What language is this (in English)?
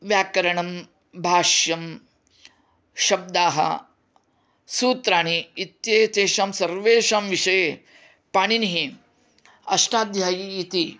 Sanskrit